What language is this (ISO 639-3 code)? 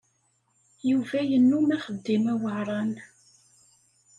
kab